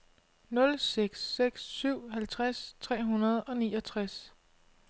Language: Danish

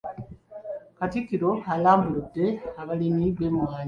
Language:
Ganda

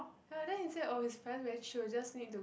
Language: English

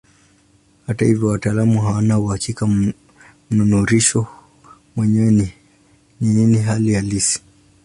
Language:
Swahili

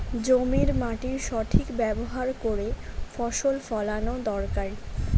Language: Bangla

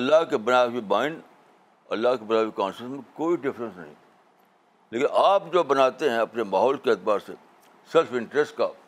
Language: Urdu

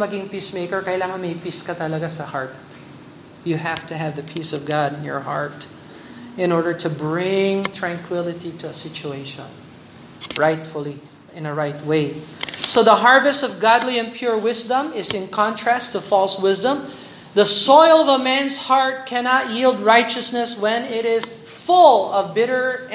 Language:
Filipino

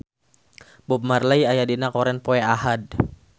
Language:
Sundanese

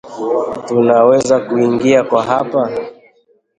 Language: Swahili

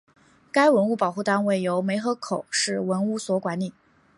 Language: Chinese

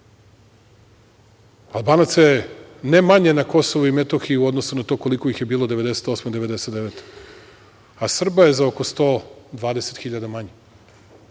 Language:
Serbian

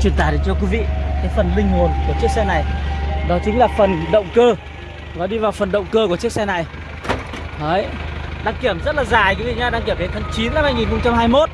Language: Vietnamese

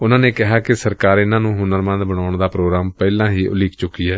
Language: Punjabi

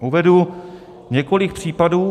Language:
Czech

